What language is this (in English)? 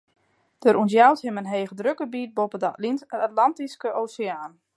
Western Frisian